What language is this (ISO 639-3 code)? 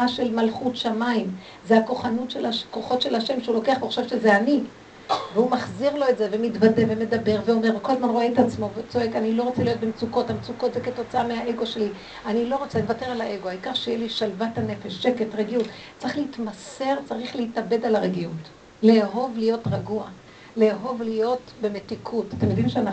heb